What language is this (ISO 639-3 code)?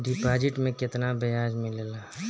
bho